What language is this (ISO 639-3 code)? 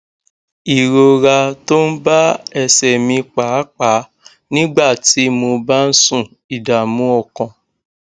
yor